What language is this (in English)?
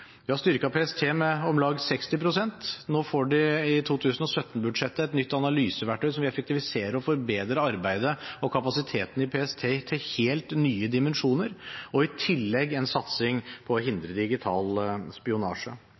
Norwegian Bokmål